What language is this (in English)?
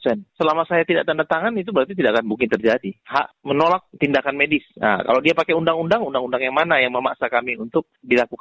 Indonesian